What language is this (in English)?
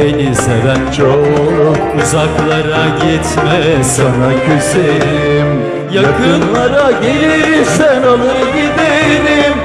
Turkish